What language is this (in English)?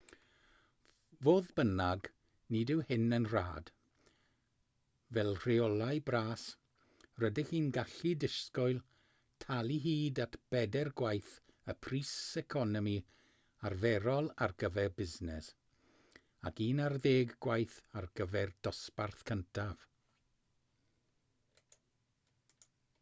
Welsh